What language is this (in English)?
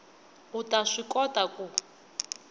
Tsonga